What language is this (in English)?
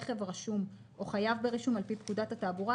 Hebrew